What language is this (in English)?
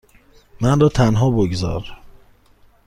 Persian